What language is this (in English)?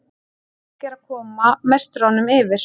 Icelandic